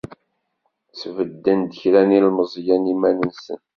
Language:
Kabyle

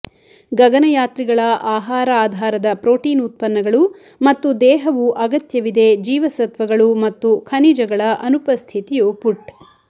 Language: Kannada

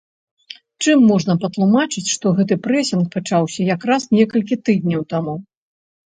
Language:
Belarusian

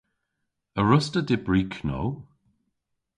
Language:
Cornish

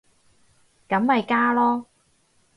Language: Cantonese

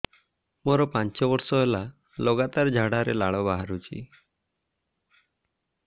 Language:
Odia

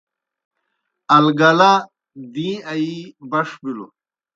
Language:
Kohistani Shina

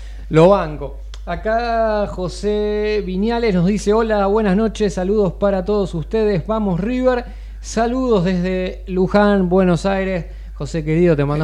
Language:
Spanish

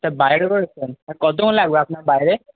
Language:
Bangla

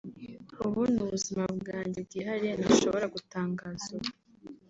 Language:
Kinyarwanda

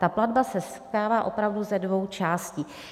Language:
Czech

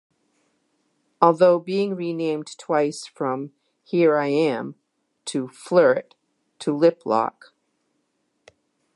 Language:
English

